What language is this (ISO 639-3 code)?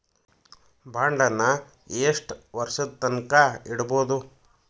kan